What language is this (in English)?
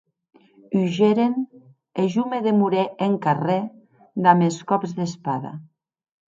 Occitan